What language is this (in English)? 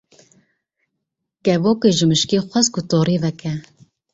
Kurdish